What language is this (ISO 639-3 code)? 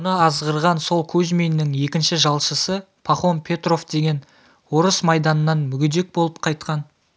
kaz